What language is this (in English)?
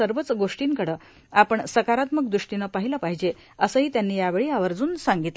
Marathi